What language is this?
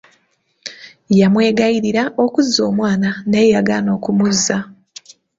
Ganda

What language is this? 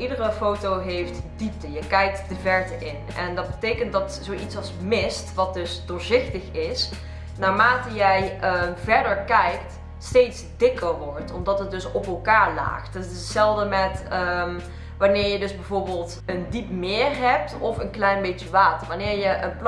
Dutch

